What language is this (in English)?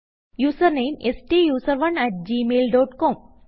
Malayalam